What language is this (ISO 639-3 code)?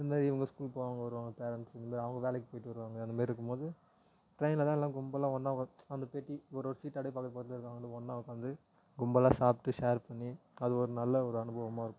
tam